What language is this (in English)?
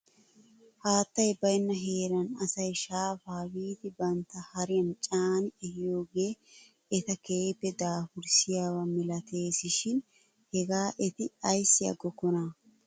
Wolaytta